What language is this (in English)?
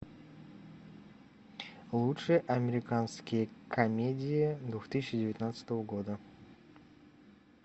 Russian